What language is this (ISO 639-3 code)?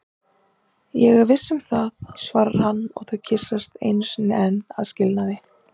isl